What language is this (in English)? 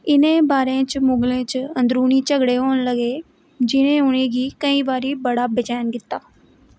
Dogri